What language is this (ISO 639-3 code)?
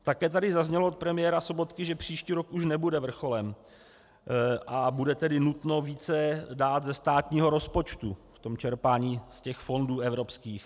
ces